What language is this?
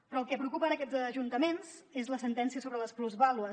Catalan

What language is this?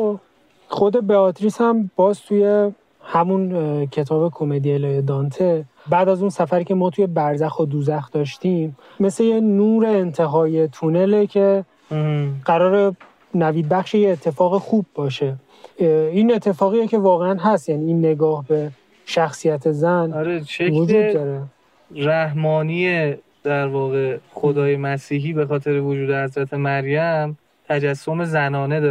Persian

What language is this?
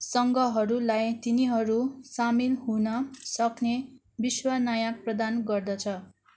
Nepali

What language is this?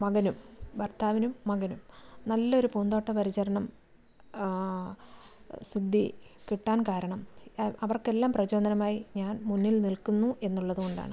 Malayalam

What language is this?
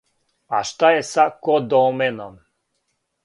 Serbian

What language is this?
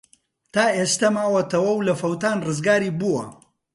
Central Kurdish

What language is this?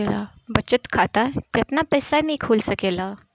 Bhojpuri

